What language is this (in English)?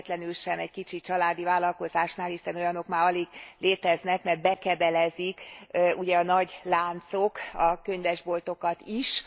Hungarian